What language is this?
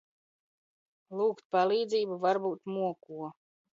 Latvian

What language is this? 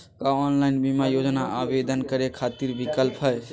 Magahi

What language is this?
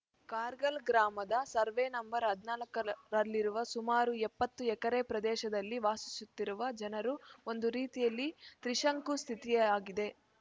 Kannada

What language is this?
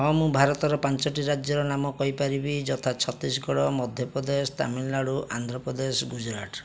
Odia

